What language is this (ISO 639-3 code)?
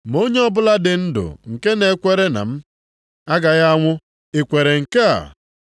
ibo